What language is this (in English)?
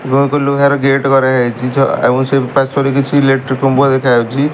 Odia